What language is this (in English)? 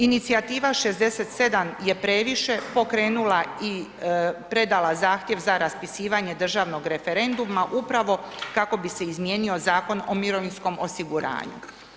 Croatian